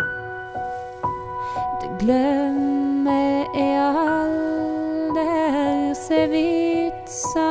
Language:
Norwegian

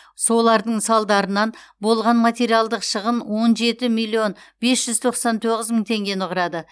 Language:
Kazakh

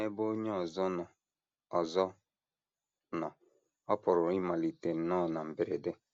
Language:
Igbo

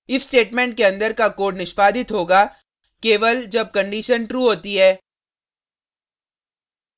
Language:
Hindi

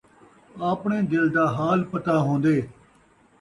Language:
Saraiki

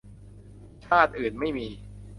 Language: Thai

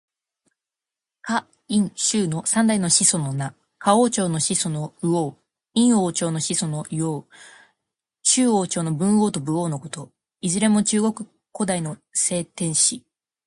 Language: Japanese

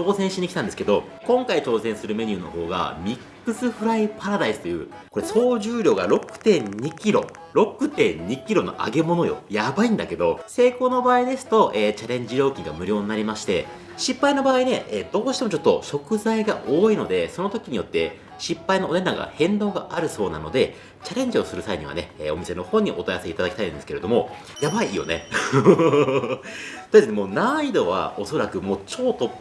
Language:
Japanese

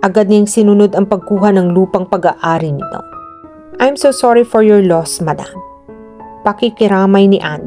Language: Filipino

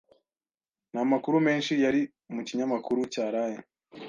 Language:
Kinyarwanda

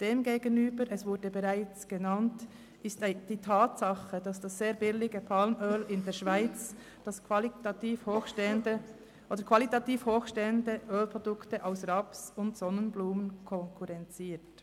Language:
Swiss German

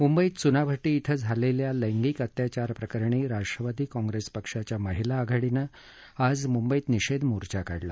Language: Marathi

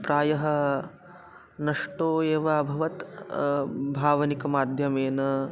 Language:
Sanskrit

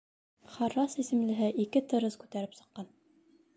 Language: Bashkir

